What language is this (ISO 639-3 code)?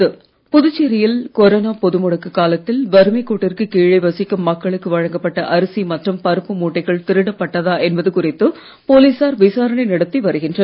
tam